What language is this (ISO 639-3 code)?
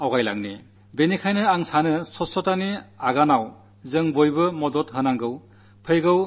mal